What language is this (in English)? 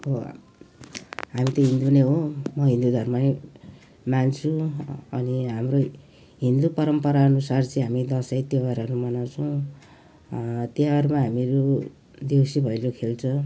Nepali